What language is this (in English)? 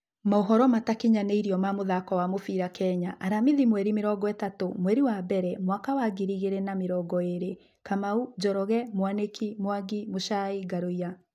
Kikuyu